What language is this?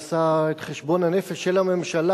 Hebrew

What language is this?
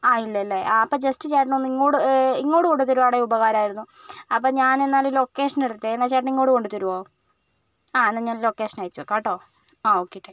Malayalam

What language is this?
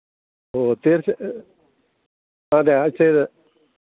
Malayalam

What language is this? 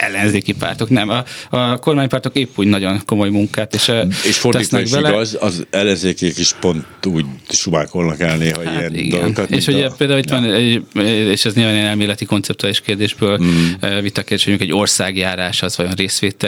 Hungarian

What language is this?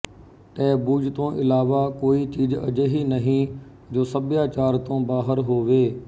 Punjabi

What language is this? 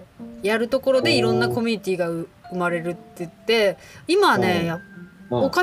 Japanese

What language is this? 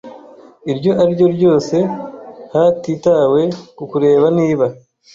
Kinyarwanda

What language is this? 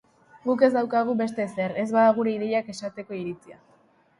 Basque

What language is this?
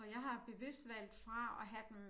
Danish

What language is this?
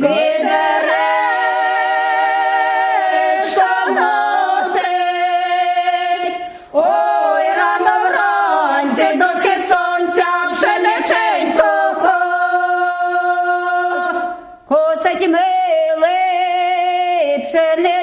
Ukrainian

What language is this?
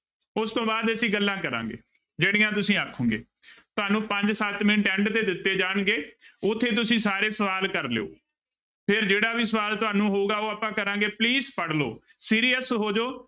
Punjabi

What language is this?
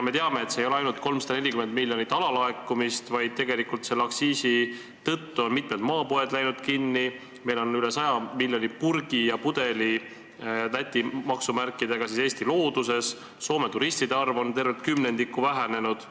Estonian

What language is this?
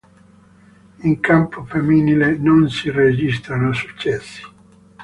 Italian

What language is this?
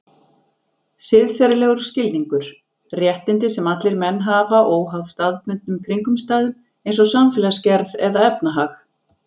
Icelandic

